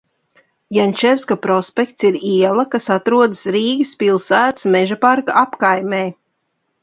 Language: Latvian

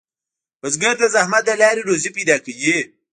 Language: Pashto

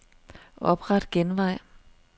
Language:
Danish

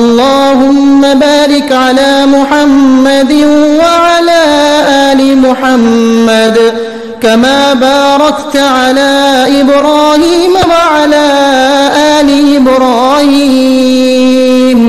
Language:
Arabic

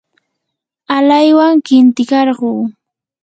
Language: Yanahuanca Pasco Quechua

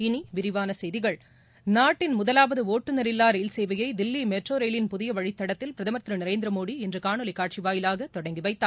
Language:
Tamil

